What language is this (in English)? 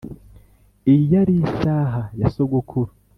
Kinyarwanda